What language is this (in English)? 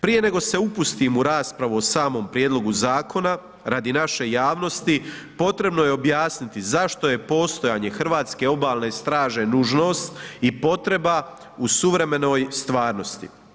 Croatian